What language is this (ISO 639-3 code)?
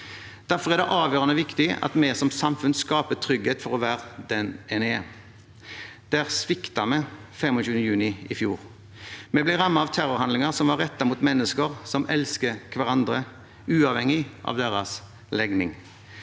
nor